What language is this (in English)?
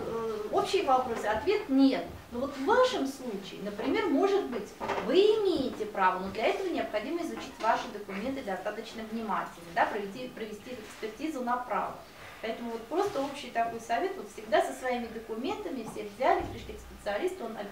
Russian